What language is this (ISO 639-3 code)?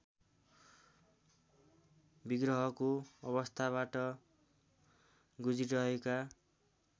nep